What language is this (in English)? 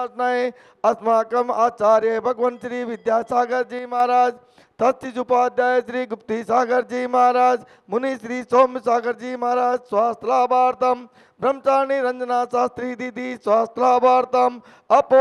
Hindi